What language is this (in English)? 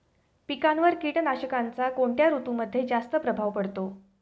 Marathi